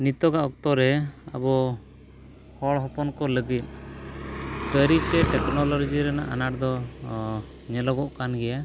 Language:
Santali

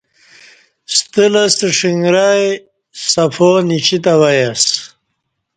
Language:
Kati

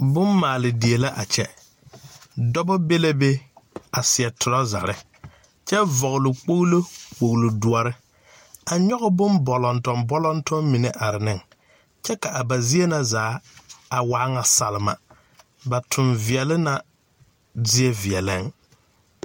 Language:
Southern Dagaare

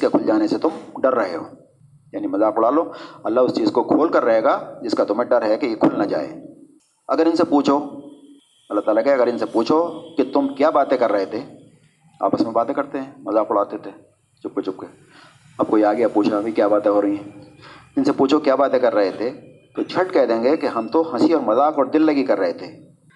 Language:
Urdu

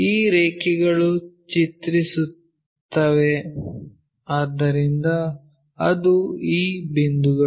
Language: Kannada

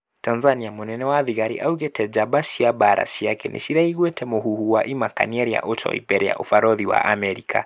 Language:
Kikuyu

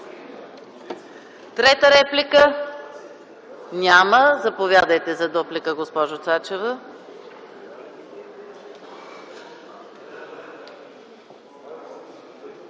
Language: Bulgarian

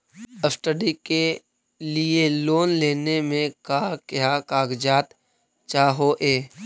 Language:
Magahi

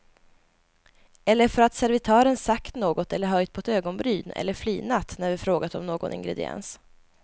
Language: Swedish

